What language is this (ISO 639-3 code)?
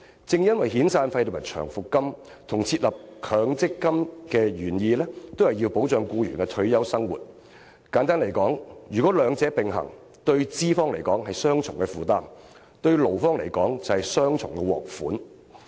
yue